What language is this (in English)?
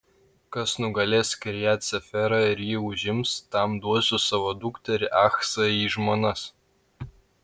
Lithuanian